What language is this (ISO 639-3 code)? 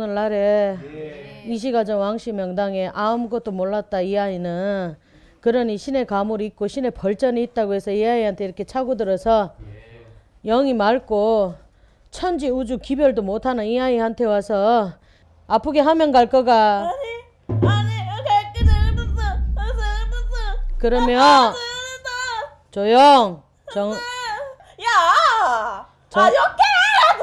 kor